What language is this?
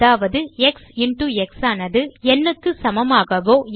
Tamil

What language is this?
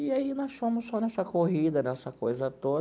Portuguese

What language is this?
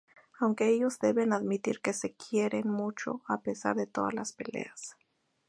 Spanish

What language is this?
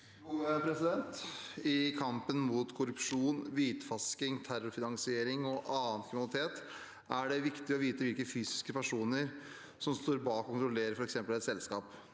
Norwegian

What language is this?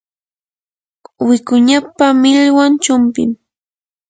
Yanahuanca Pasco Quechua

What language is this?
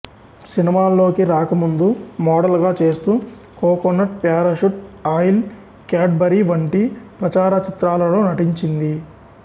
Telugu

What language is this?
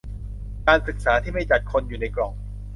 Thai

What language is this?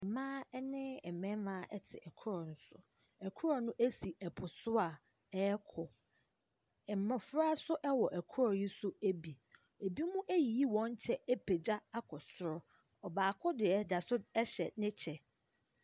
Akan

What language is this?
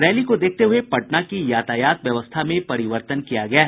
Hindi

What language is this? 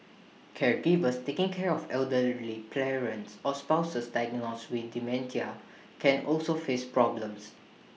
English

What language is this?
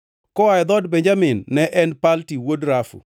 Luo (Kenya and Tanzania)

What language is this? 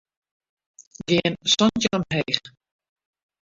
Western Frisian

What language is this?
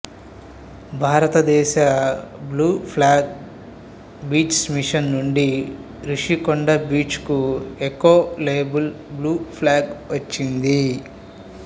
Telugu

